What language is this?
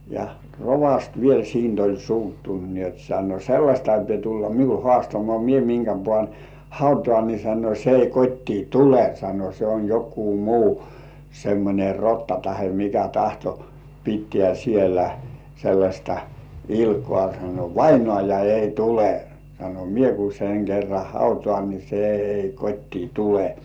Finnish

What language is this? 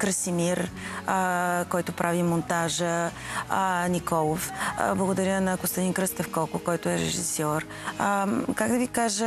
Bulgarian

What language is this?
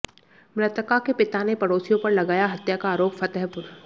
Hindi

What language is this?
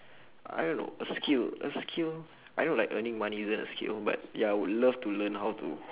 English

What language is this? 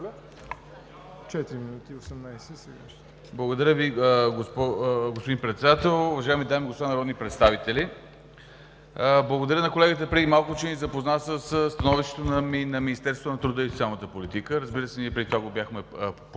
Bulgarian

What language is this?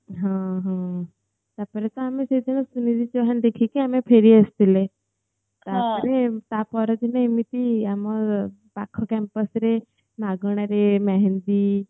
Odia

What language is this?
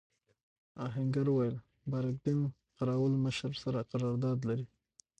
Pashto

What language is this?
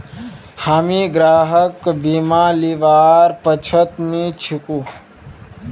Magahi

